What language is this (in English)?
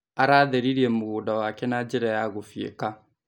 Kikuyu